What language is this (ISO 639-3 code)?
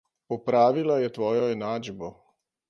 slv